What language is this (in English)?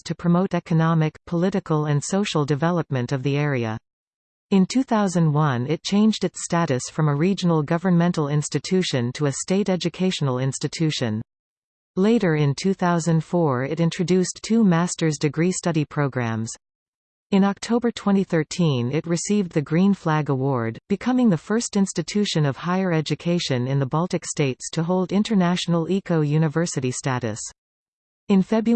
English